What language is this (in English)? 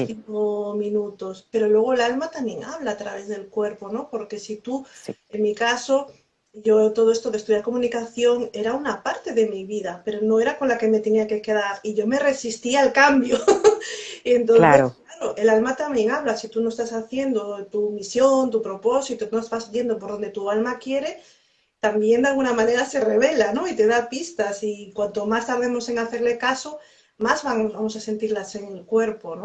Spanish